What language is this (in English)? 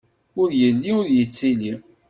Kabyle